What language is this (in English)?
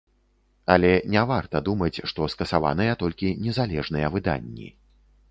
Belarusian